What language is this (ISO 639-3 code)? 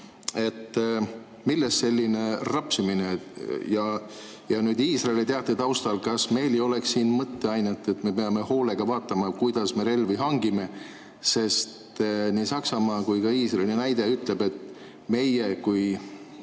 est